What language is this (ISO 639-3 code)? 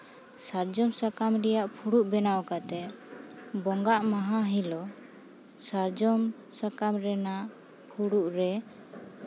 sat